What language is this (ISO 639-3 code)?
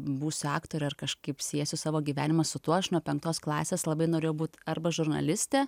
lit